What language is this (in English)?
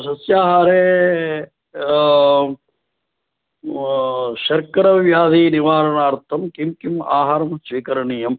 Sanskrit